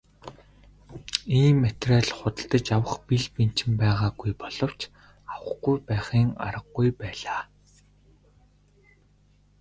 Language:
Mongolian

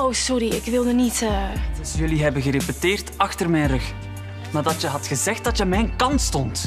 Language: Dutch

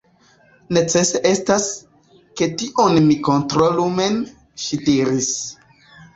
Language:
Esperanto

